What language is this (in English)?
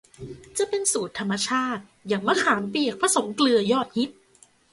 Thai